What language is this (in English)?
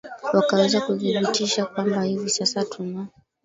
Swahili